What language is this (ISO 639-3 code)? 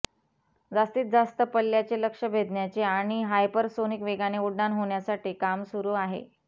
mar